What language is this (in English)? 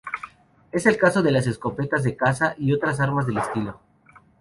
Spanish